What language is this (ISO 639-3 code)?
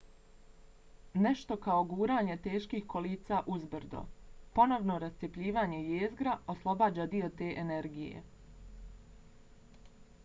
bos